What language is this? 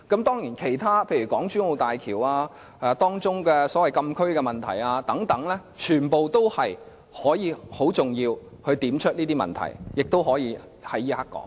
Cantonese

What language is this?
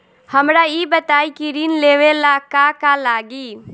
Bhojpuri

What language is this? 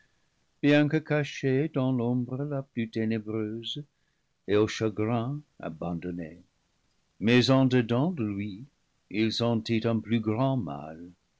French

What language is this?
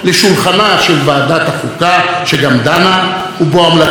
Hebrew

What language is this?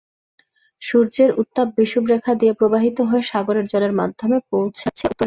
Bangla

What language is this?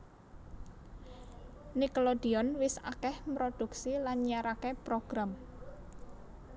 Javanese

